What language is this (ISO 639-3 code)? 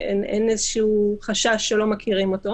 heb